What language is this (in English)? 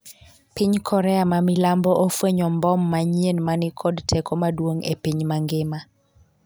Luo (Kenya and Tanzania)